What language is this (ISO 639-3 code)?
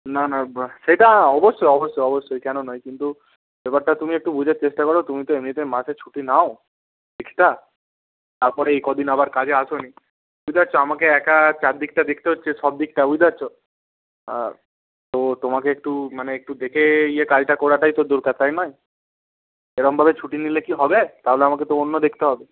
ben